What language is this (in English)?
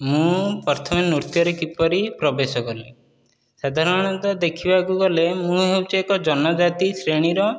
Odia